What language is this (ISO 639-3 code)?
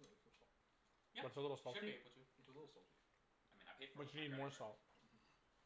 eng